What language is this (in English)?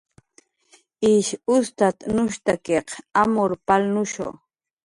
Jaqaru